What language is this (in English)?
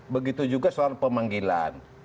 Indonesian